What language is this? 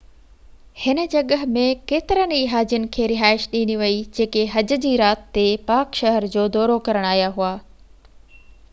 Sindhi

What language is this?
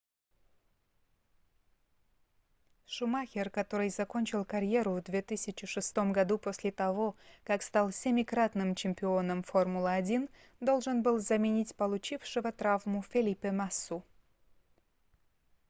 Russian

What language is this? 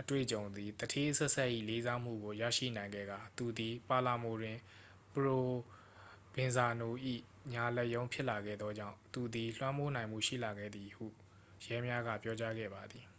Burmese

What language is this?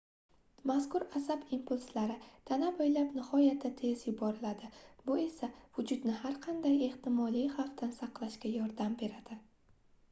Uzbek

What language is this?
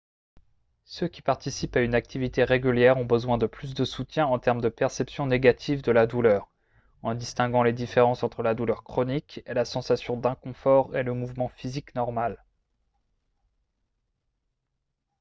French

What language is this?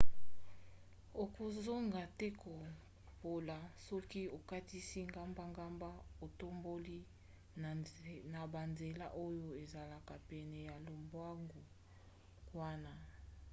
Lingala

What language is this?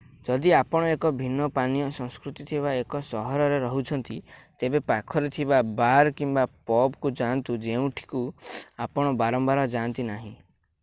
Odia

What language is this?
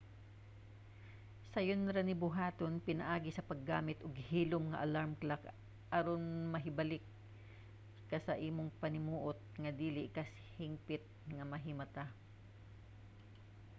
Cebuano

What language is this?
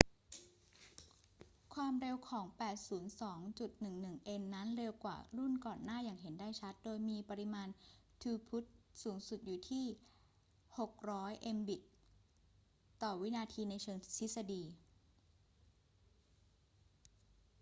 Thai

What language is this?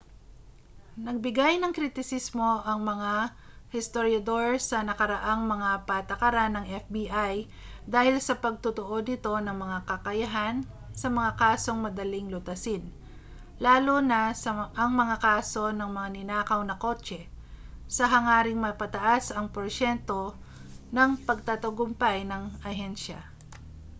Filipino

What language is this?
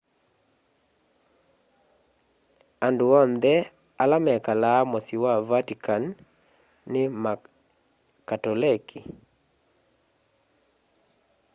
Kamba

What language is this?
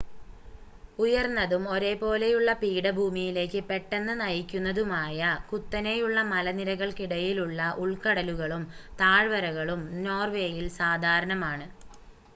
Malayalam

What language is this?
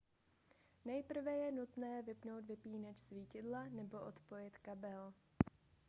Czech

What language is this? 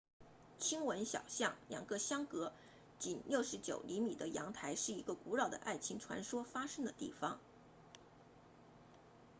Chinese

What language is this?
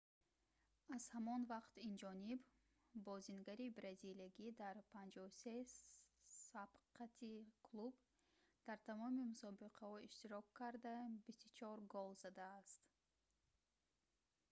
Tajik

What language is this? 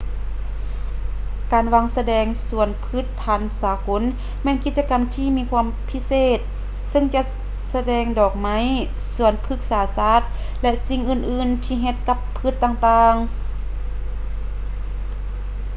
Lao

